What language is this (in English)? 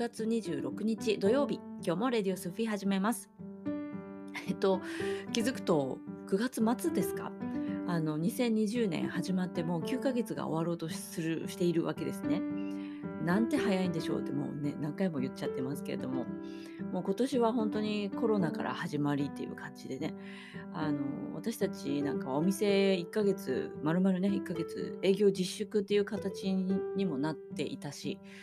Japanese